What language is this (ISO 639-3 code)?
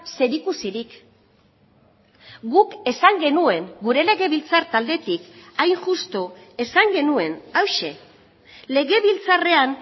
eus